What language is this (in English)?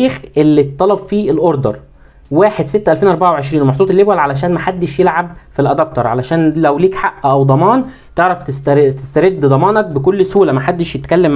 Arabic